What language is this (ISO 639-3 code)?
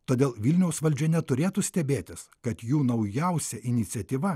lit